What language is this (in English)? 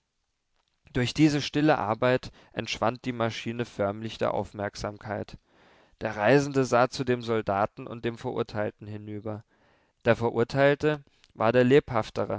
German